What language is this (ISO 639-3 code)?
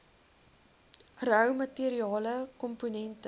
afr